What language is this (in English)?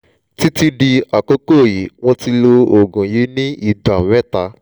Yoruba